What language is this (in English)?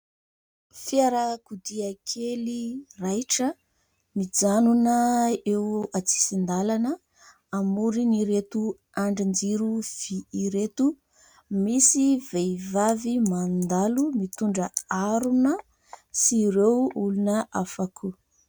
Malagasy